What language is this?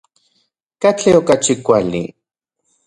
Central Puebla Nahuatl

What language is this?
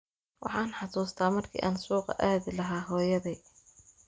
Somali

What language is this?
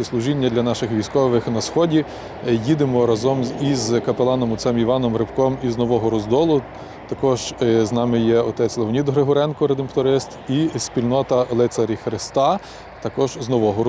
Ukrainian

